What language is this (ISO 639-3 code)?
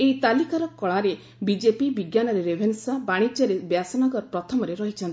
ori